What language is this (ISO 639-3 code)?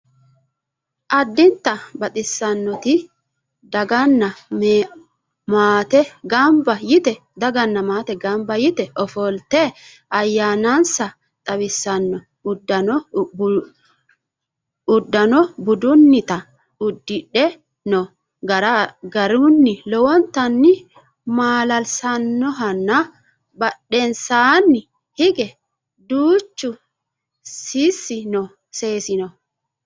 sid